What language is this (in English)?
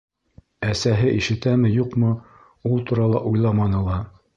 Bashkir